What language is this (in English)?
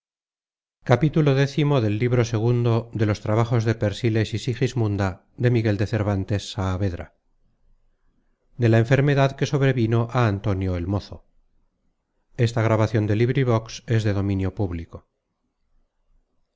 Spanish